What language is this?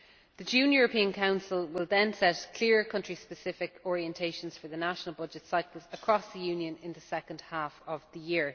English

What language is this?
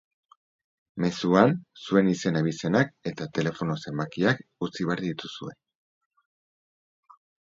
Basque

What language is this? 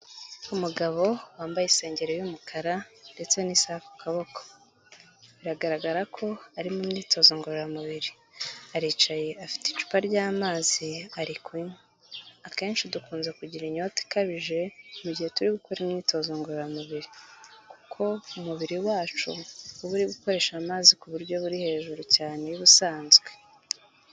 Kinyarwanda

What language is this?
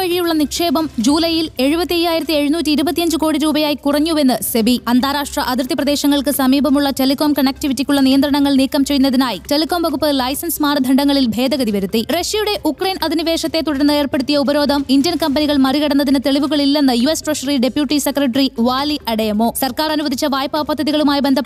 Malayalam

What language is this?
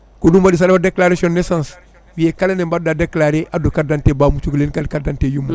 Fula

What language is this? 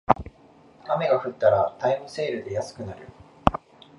Japanese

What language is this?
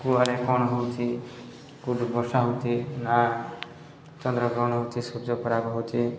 Odia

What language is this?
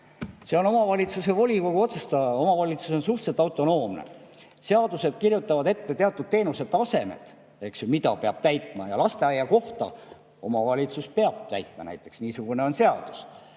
Estonian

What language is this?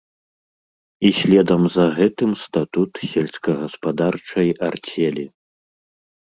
Belarusian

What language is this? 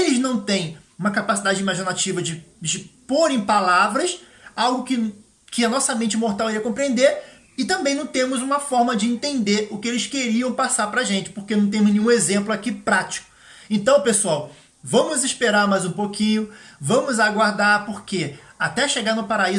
Portuguese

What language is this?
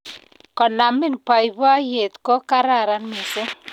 Kalenjin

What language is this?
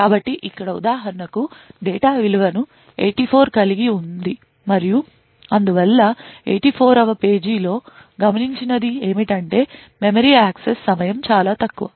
Telugu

